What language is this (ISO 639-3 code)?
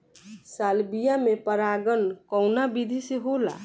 bho